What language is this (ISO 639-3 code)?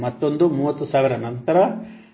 kan